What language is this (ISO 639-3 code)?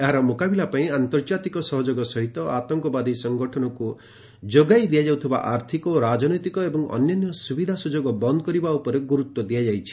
ori